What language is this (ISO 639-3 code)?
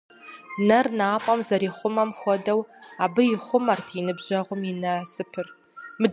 kbd